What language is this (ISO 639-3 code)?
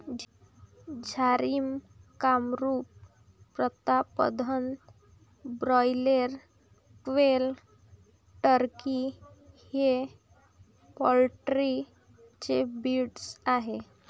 mar